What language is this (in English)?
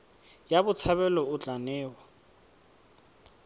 Tswana